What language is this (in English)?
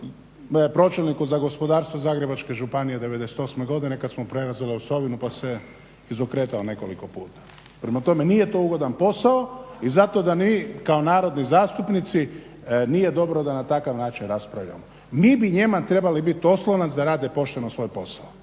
Croatian